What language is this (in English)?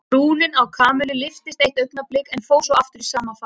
Icelandic